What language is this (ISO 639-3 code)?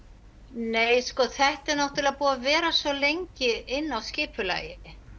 isl